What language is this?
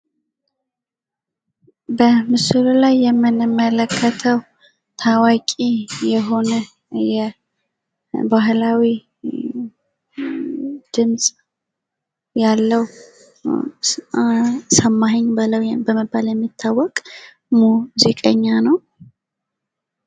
Amharic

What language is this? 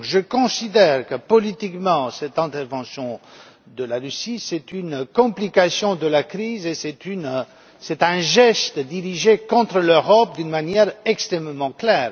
French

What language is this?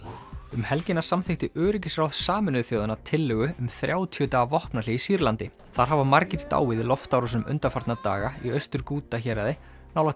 Icelandic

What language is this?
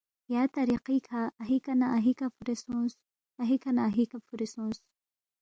Balti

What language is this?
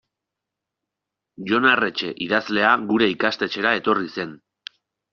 Basque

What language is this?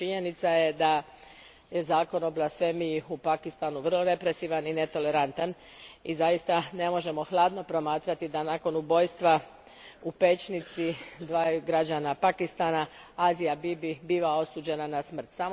Croatian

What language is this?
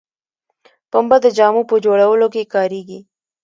Pashto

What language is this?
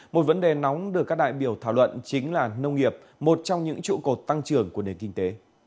Vietnamese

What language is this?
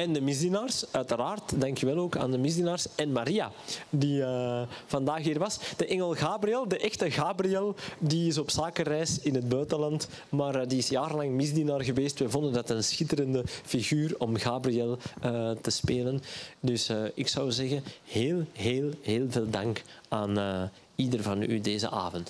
Dutch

